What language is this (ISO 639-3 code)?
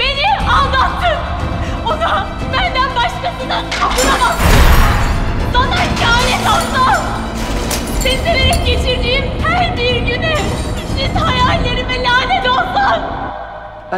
tur